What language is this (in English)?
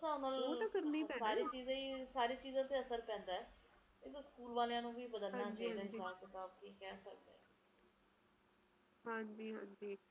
Punjabi